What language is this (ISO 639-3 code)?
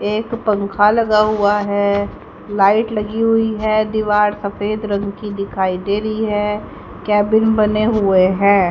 hin